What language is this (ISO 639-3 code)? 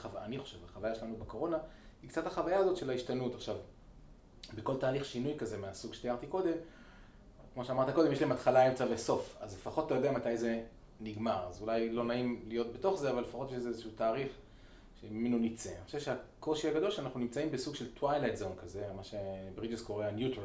heb